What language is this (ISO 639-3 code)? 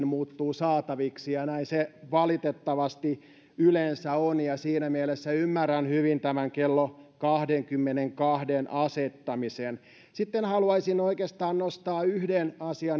fin